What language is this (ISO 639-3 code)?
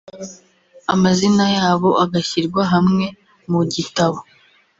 kin